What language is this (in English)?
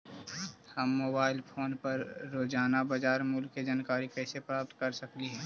Magahi